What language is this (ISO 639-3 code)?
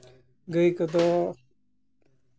sat